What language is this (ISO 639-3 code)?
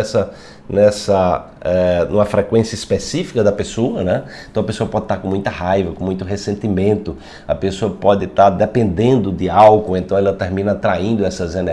por